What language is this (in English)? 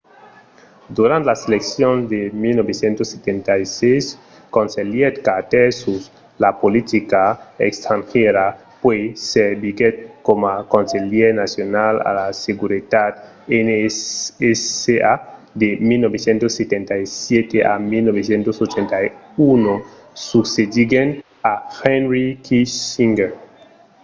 Occitan